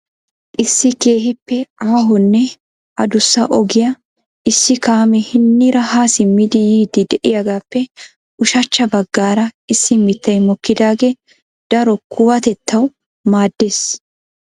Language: Wolaytta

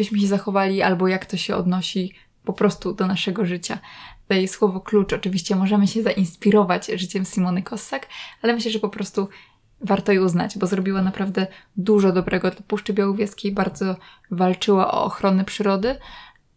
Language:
Polish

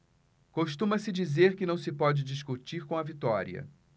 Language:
Portuguese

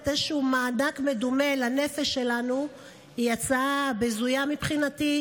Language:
Hebrew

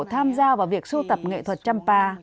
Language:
Vietnamese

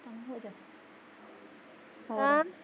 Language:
Punjabi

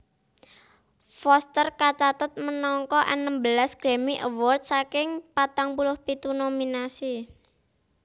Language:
Javanese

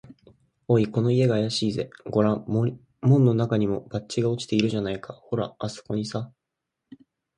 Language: Japanese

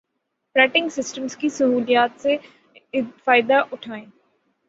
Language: Urdu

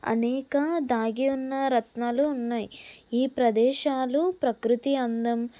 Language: Telugu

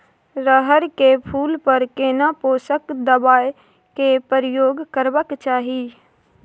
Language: Maithili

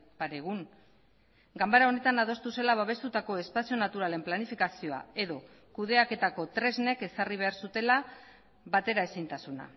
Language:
Basque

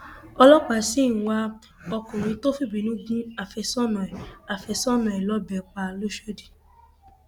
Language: Yoruba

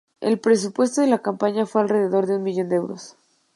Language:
Spanish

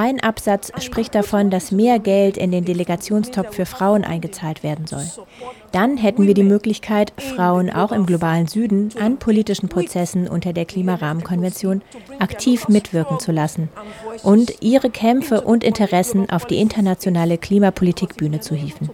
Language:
German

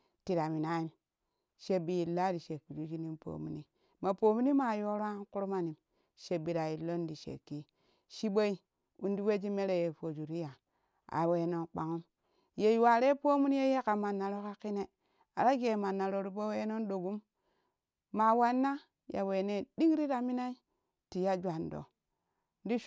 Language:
Kushi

